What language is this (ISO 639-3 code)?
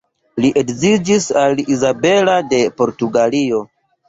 epo